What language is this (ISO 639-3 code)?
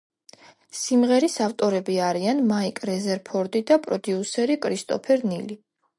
kat